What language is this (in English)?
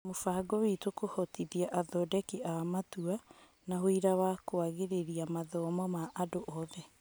Kikuyu